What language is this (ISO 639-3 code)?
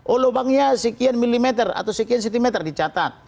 ind